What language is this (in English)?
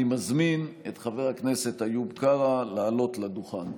Hebrew